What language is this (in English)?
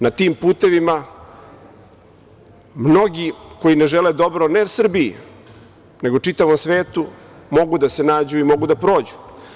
Serbian